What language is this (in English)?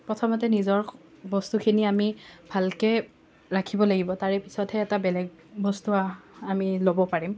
Assamese